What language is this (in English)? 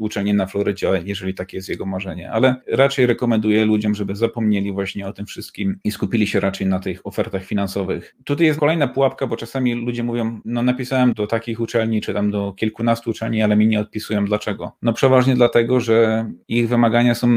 Polish